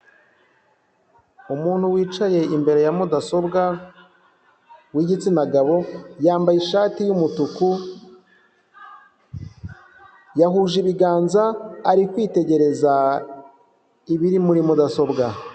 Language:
Kinyarwanda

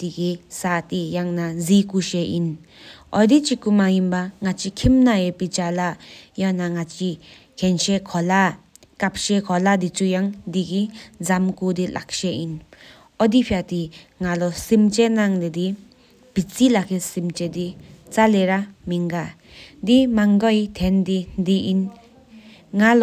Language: Sikkimese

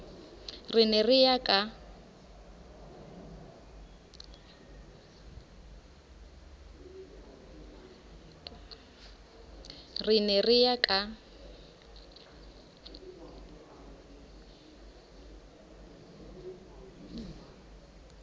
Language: Southern Sotho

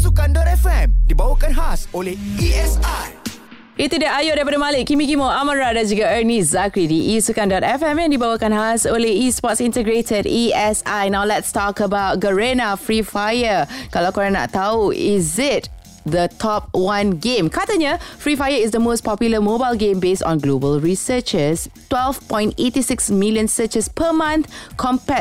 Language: Malay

